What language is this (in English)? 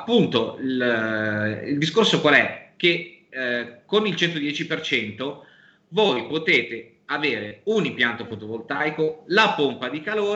Italian